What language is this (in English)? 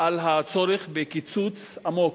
Hebrew